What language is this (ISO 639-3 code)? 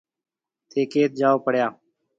mve